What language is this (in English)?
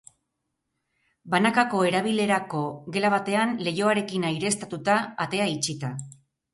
Basque